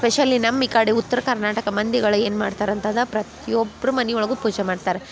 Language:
Kannada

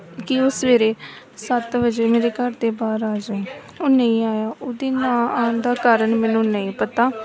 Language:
Punjabi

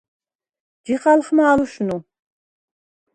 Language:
Svan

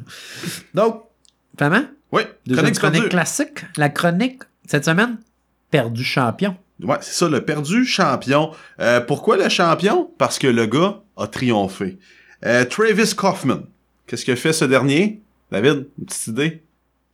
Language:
French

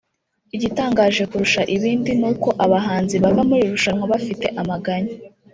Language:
Kinyarwanda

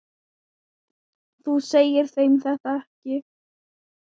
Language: Icelandic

